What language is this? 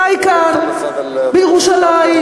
Hebrew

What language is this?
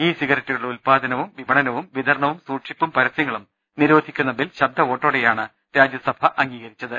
Malayalam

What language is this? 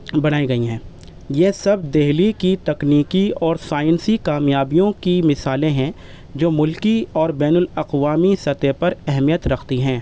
Urdu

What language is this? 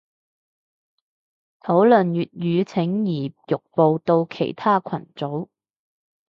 Cantonese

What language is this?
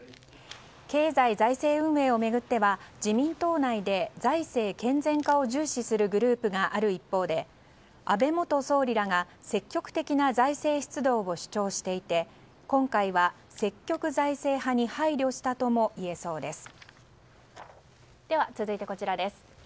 Japanese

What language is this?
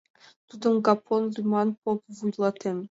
Mari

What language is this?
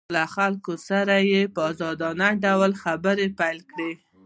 Pashto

